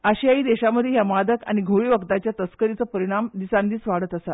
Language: Konkani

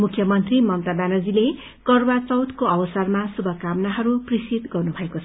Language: Nepali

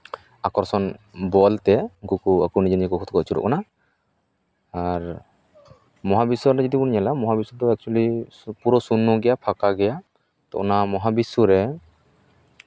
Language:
Santali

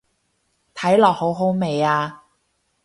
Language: Cantonese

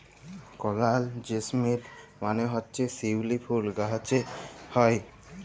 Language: Bangla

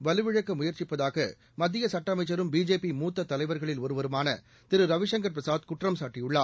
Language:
Tamil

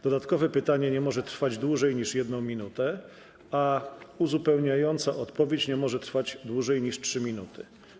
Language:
Polish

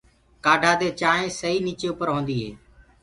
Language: Gurgula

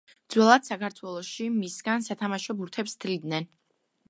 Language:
Georgian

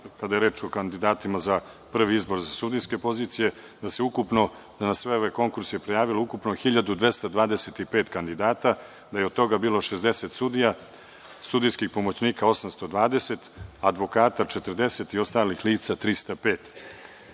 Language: Serbian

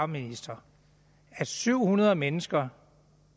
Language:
Danish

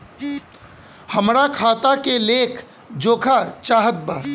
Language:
Bhojpuri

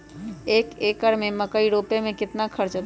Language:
Magahi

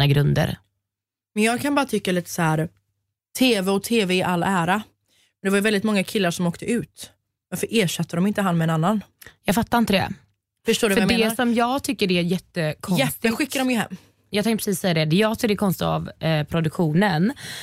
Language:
Swedish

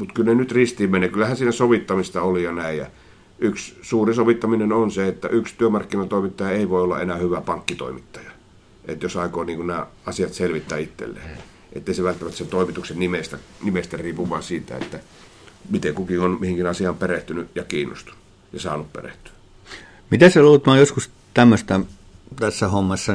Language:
Finnish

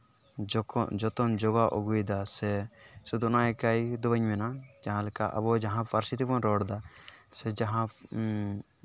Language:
Santali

